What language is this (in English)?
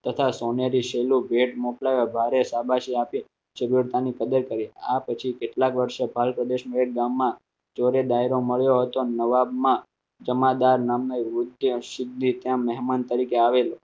Gujarati